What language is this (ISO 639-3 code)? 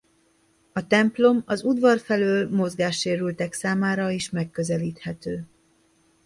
hun